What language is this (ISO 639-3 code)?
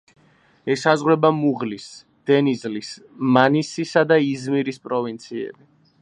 kat